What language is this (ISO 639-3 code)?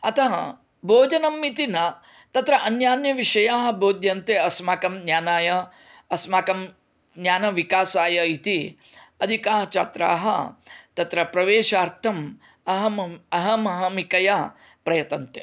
san